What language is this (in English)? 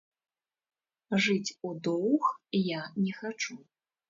Belarusian